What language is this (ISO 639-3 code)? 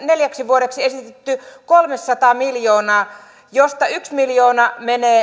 fin